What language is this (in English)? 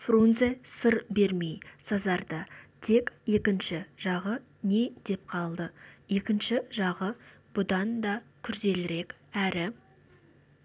Kazakh